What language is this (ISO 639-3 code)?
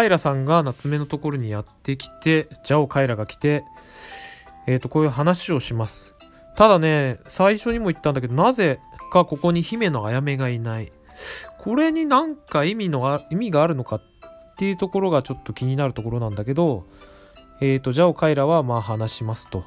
jpn